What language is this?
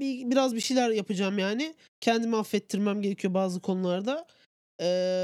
Turkish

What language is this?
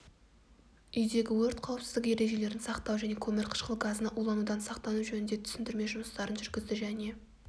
Kazakh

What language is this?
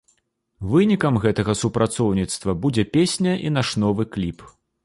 Belarusian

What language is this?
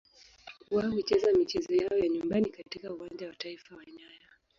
Swahili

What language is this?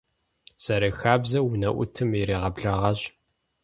Kabardian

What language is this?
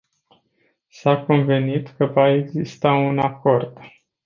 Romanian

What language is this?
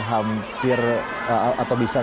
Indonesian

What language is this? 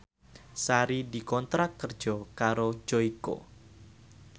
Javanese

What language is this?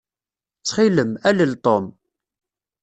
Kabyle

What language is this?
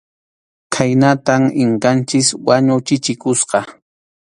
Arequipa-La Unión Quechua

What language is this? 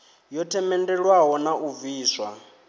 Venda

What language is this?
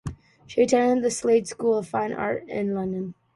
English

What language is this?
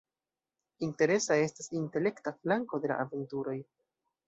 Esperanto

